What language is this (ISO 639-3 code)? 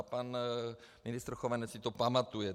ces